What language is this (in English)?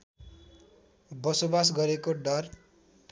Nepali